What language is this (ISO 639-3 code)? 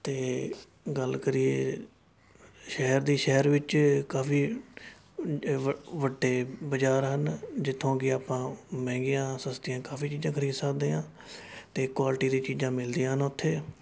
pan